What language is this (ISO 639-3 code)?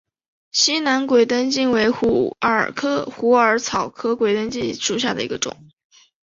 zho